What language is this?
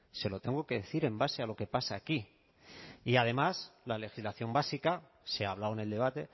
Spanish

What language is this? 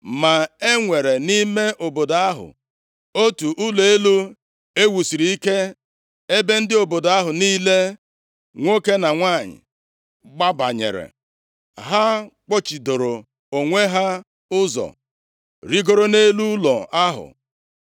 Igbo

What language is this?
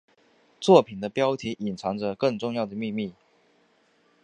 Chinese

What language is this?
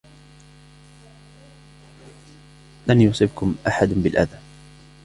Arabic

